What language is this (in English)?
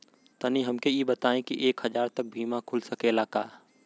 Bhojpuri